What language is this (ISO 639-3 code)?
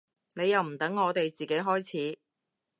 yue